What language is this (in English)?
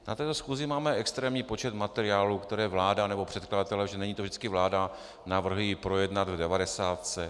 Czech